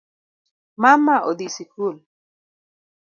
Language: Luo (Kenya and Tanzania)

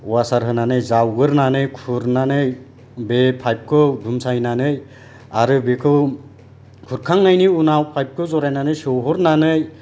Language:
Bodo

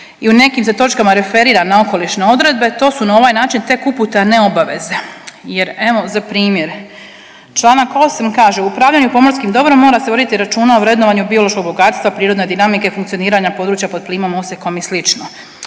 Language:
Croatian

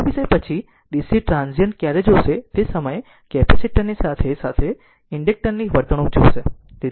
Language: Gujarati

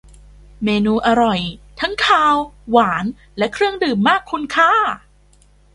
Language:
Thai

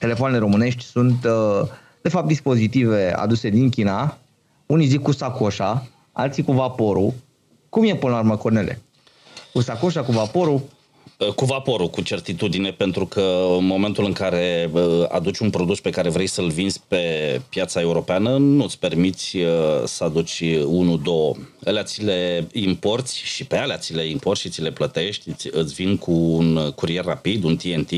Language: Romanian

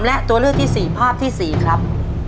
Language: Thai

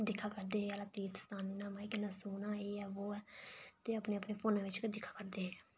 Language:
Dogri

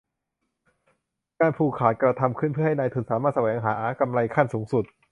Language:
Thai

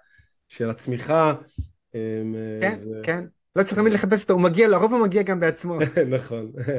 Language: Hebrew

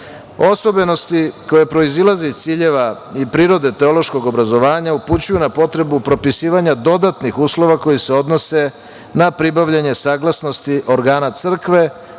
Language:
Serbian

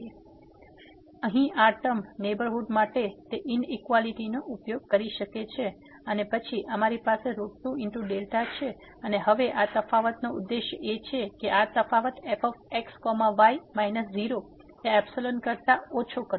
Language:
Gujarati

